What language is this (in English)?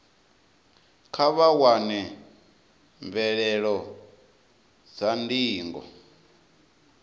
Venda